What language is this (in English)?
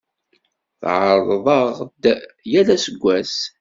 Kabyle